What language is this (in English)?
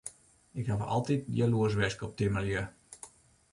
Western Frisian